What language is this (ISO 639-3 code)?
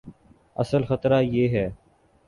urd